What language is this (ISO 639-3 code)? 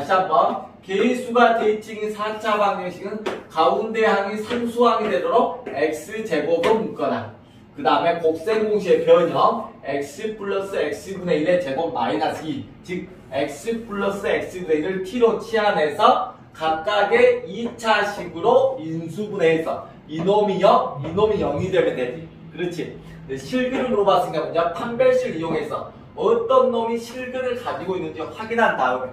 kor